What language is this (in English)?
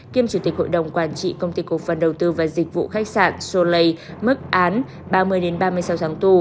Vietnamese